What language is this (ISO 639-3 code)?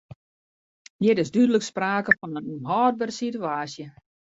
fry